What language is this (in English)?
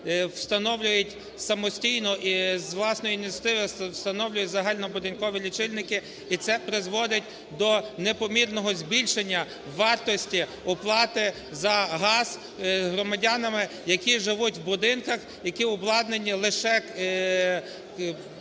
Ukrainian